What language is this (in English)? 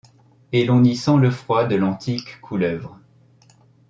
French